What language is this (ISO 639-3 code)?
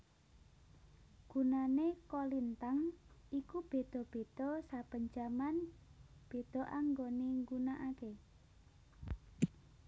jav